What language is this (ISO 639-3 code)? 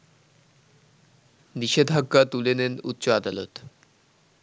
ben